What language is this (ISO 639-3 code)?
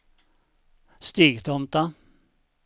swe